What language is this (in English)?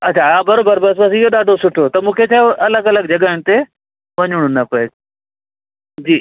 Sindhi